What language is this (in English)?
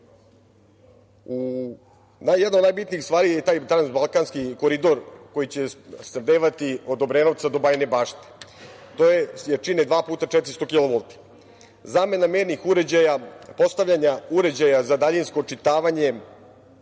Serbian